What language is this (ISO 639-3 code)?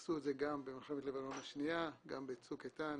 heb